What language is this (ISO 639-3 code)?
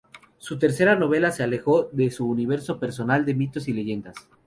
spa